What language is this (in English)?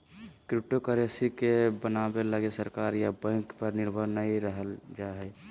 Magahi